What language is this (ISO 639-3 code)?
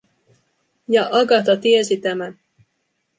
fin